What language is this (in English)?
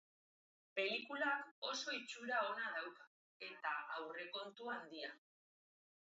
Basque